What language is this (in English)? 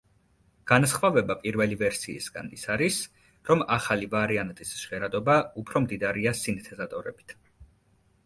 Georgian